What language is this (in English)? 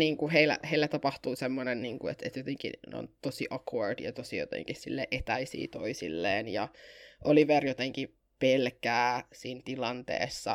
Finnish